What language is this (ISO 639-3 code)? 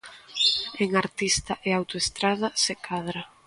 glg